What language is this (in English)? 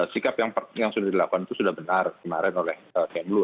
Indonesian